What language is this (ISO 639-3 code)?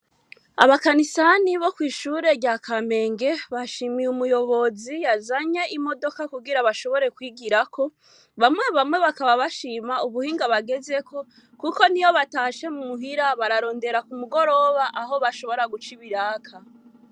run